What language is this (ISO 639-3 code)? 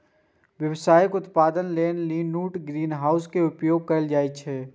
mai